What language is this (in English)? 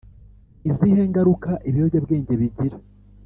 Kinyarwanda